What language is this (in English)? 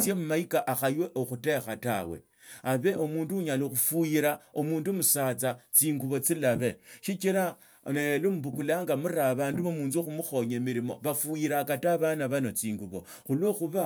Tsotso